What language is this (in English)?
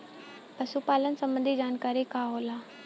Bhojpuri